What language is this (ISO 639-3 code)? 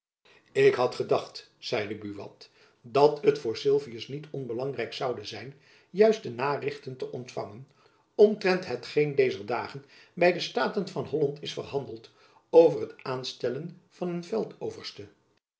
nld